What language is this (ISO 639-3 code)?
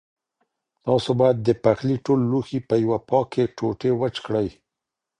pus